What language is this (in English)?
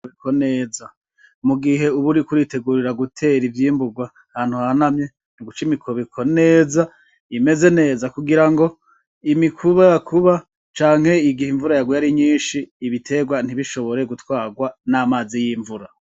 Rundi